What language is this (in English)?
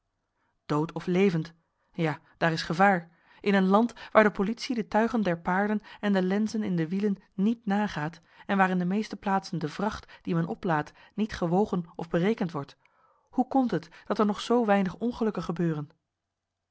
Dutch